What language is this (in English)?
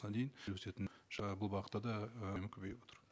Kazakh